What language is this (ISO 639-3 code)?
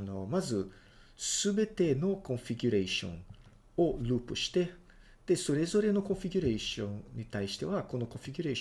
jpn